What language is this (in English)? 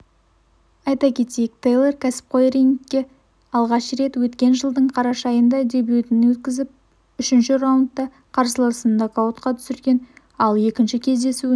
Kazakh